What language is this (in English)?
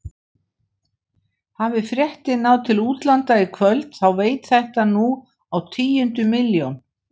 Icelandic